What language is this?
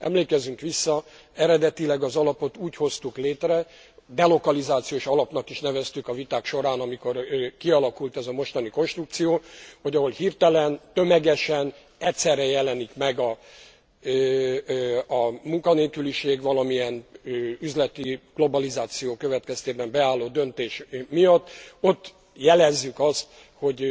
Hungarian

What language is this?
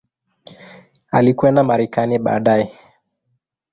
Swahili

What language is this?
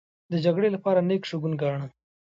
Pashto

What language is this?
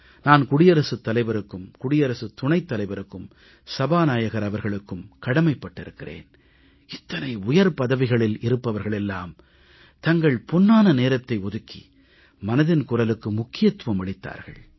Tamil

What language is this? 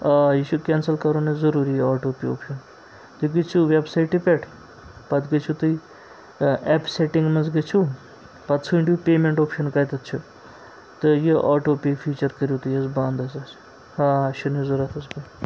Kashmiri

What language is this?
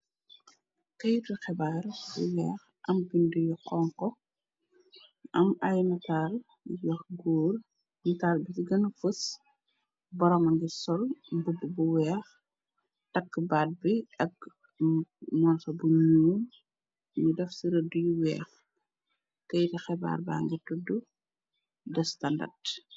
Wolof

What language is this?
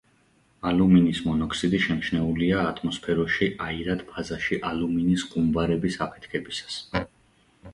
Georgian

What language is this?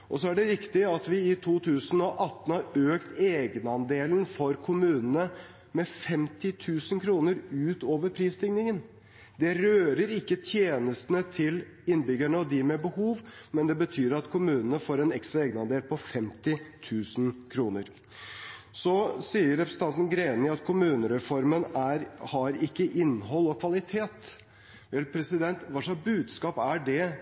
Norwegian Bokmål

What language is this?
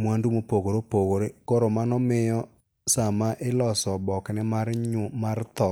Luo (Kenya and Tanzania)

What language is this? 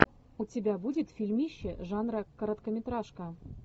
Russian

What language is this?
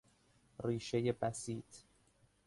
Persian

